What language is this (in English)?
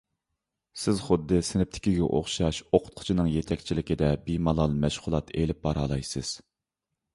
Uyghur